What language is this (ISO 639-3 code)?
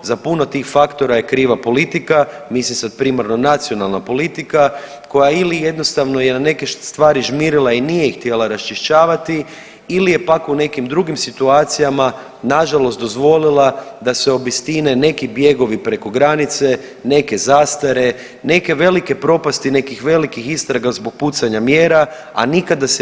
hrv